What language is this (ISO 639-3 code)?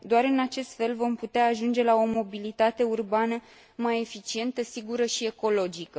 ron